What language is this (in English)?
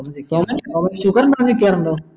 Malayalam